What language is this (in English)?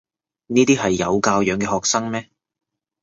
Cantonese